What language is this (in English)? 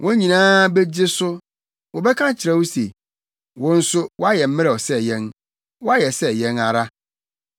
Akan